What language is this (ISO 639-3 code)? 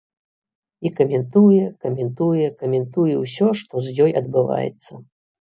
bel